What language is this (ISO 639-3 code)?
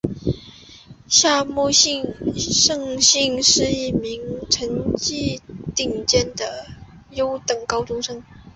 zho